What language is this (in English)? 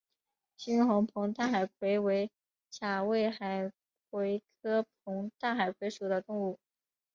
Chinese